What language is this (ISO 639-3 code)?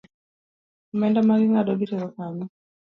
luo